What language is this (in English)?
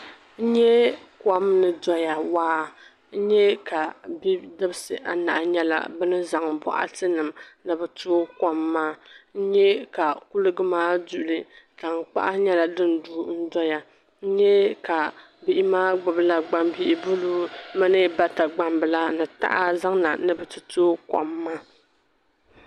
Dagbani